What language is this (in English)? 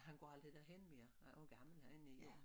Danish